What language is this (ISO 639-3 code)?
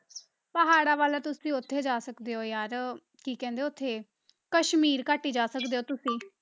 pan